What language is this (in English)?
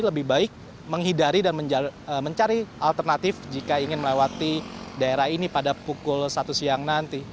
Indonesian